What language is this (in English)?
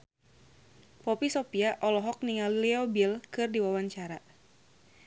Sundanese